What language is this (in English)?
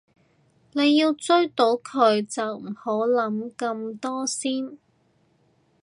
Cantonese